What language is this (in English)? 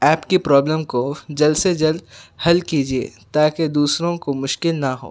Urdu